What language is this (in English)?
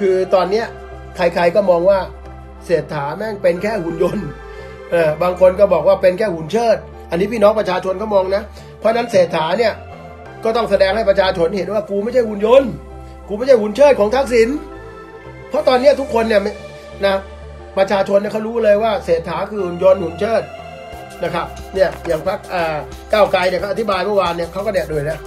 Thai